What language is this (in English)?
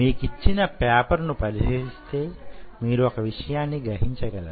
Telugu